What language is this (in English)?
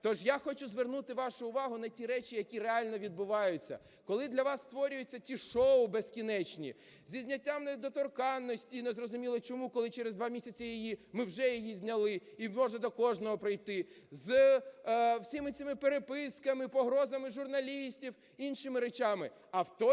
Ukrainian